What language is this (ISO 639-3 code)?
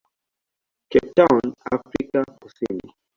swa